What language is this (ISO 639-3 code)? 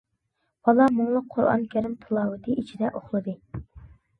uig